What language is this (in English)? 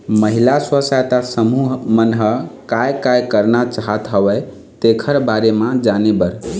Chhattisgarhi